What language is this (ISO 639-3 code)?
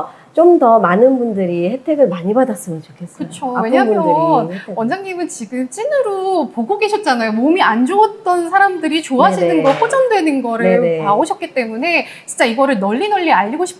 kor